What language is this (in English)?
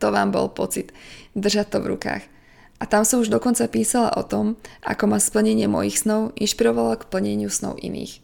Slovak